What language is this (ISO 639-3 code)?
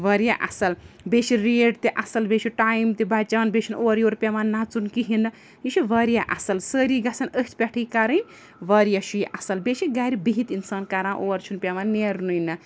kas